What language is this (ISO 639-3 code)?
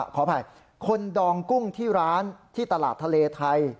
tha